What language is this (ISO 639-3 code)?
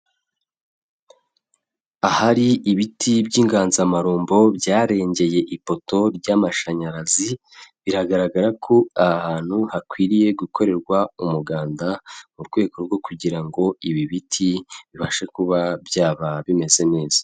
kin